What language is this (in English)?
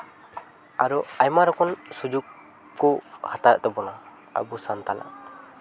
Santali